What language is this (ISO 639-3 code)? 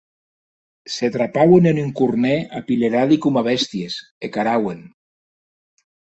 oci